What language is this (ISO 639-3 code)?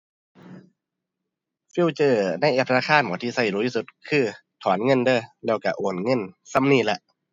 tha